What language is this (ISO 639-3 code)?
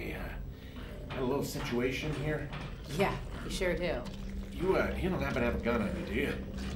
deu